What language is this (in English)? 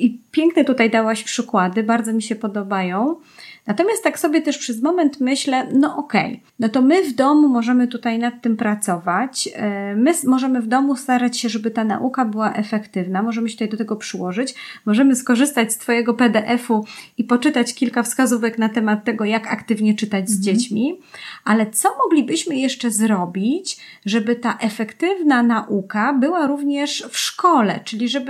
Polish